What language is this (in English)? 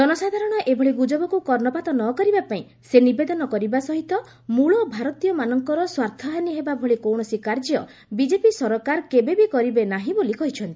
Odia